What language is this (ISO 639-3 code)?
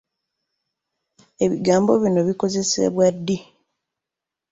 lug